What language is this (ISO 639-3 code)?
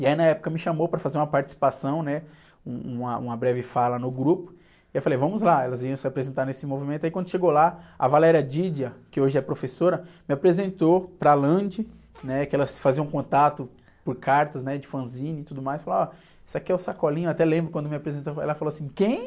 por